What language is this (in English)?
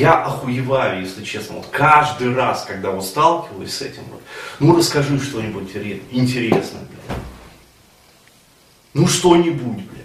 Russian